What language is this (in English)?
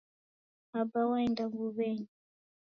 Taita